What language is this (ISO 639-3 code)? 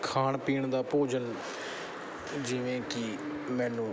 pan